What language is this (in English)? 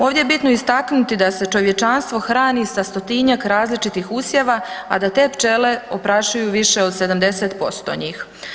Croatian